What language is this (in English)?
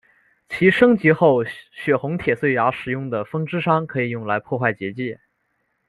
Chinese